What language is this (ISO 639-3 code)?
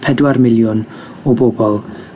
cym